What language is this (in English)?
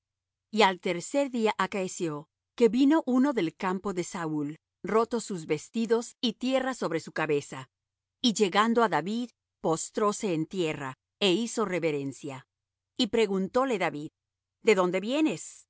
Spanish